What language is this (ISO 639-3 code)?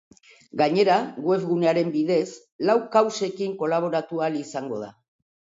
eus